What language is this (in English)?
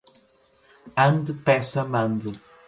Portuguese